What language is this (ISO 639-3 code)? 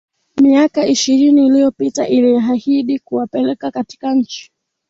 swa